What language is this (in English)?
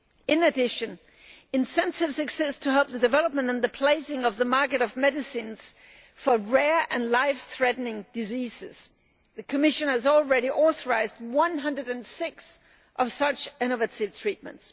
English